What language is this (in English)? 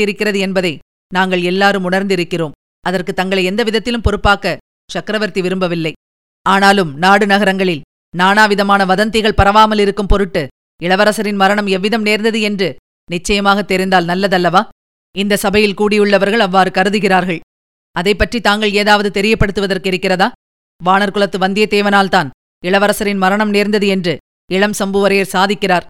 Tamil